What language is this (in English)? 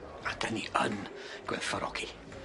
Welsh